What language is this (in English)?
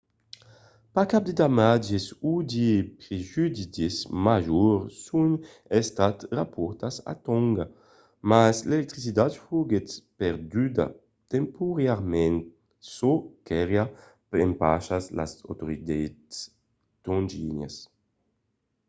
Occitan